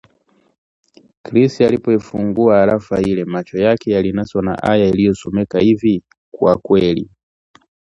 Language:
Swahili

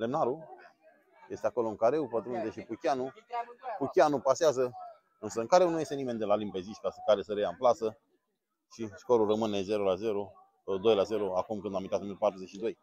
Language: Romanian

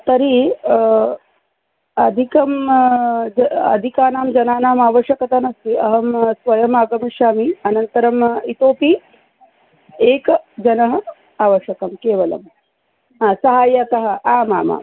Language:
Sanskrit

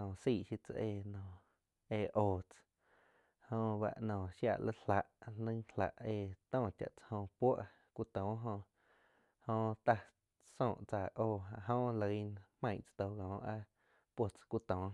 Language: Quiotepec Chinantec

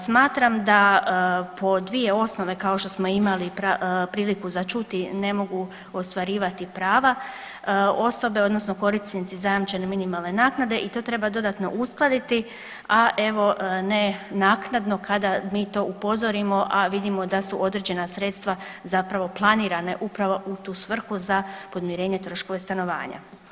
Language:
Croatian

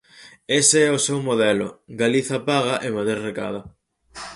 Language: Galician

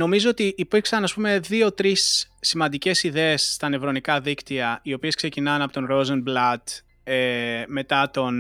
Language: Greek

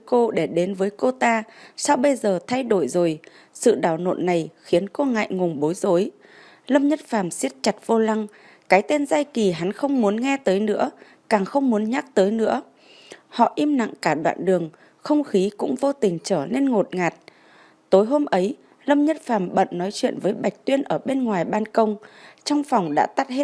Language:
Vietnamese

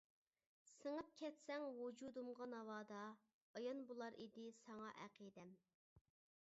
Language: Uyghur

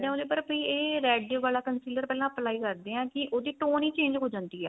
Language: Punjabi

